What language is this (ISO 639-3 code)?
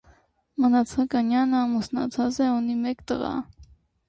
hye